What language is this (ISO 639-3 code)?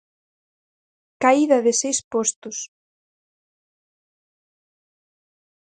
glg